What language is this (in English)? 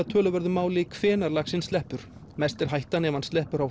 Icelandic